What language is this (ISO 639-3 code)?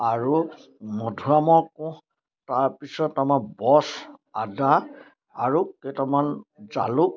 asm